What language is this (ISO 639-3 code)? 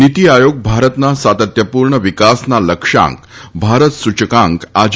guj